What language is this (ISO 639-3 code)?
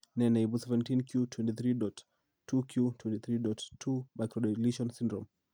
kln